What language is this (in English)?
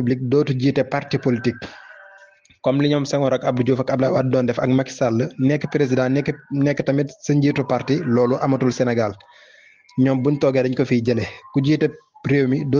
Arabic